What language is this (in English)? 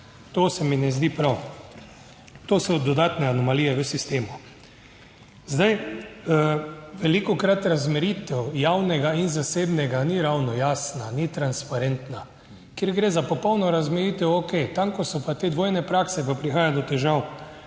Slovenian